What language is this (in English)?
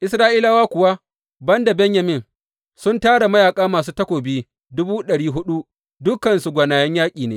Hausa